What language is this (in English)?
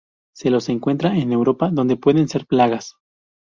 Spanish